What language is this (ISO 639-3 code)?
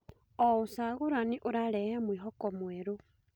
kik